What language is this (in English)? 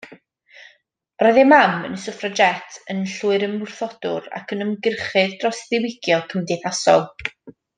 Welsh